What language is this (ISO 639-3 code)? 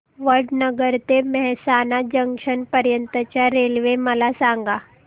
mar